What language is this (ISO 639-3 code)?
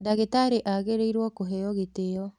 kik